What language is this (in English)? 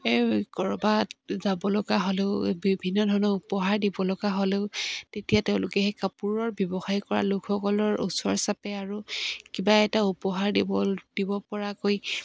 Assamese